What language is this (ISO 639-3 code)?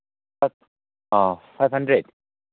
mni